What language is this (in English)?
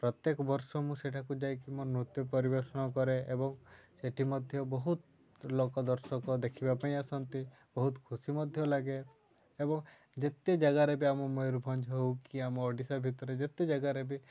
Odia